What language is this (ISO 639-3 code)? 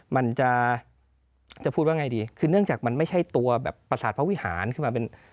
tha